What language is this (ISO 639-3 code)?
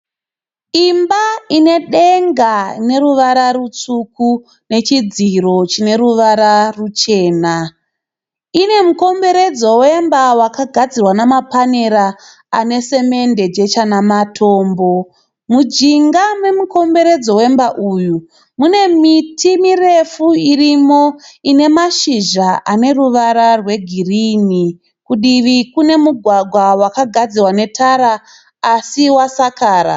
sna